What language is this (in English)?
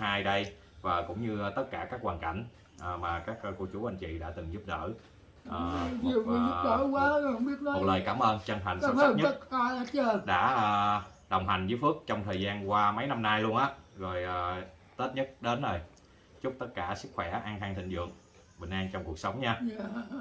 Vietnamese